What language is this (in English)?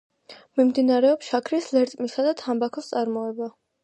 Georgian